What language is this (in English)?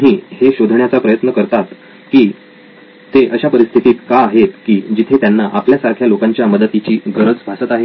Marathi